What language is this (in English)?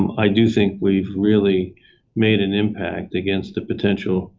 English